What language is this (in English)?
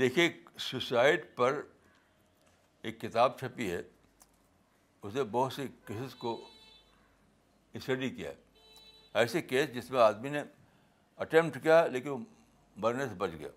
Urdu